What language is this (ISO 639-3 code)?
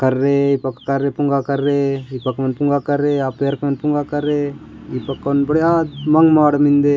gon